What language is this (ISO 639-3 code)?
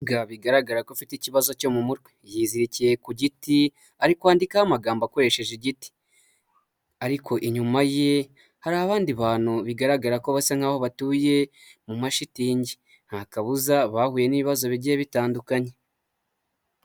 kin